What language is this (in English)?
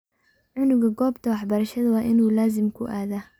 Somali